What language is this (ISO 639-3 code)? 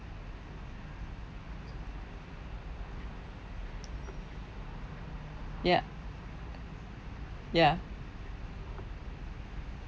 eng